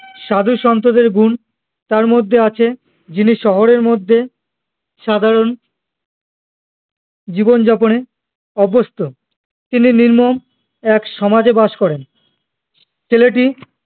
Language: Bangla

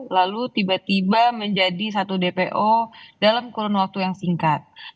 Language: Indonesian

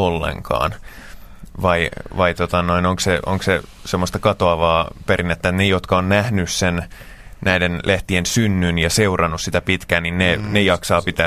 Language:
Finnish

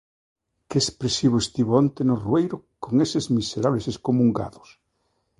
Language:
Galician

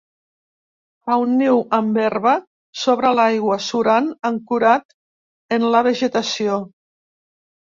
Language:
Catalan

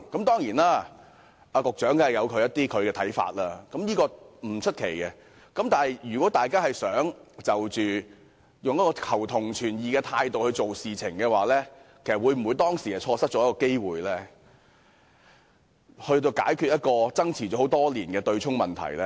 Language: Cantonese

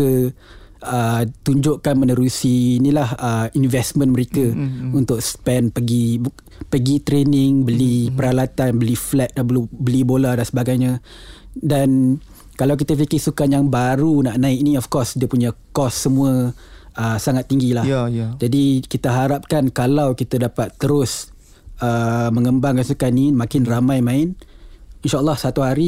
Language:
Malay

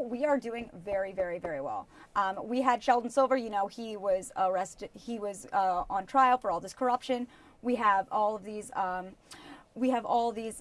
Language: English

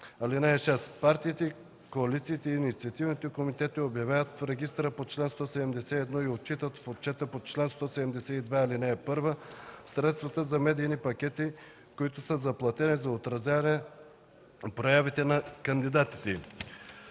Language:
Bulgarian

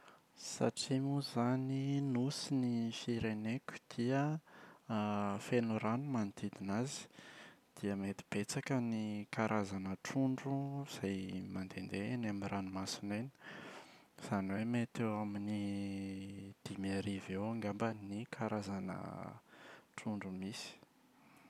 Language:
Malagasy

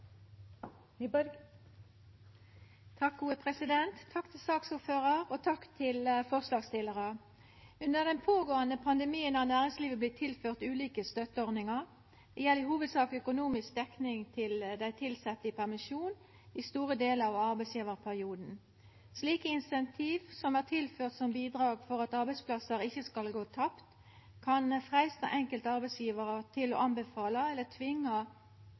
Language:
Norwegian Nynorsk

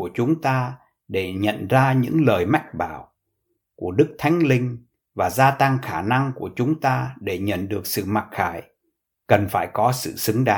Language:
Vietnamese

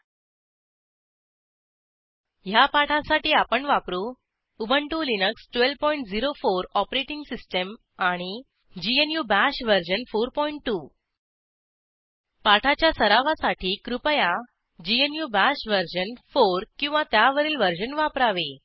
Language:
Marathi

